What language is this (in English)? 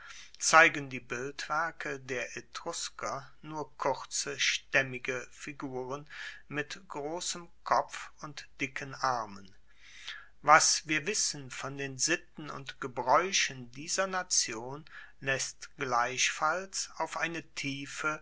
German